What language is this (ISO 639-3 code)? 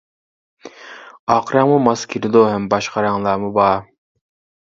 uig